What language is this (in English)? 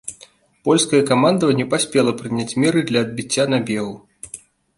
Belarusian